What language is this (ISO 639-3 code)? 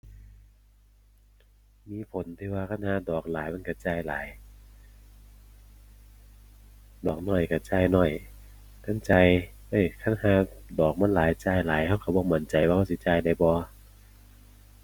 tha